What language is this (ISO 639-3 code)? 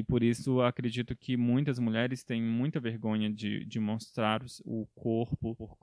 por